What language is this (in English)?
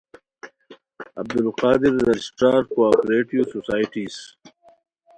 Khowar